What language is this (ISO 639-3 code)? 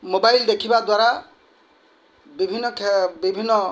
ori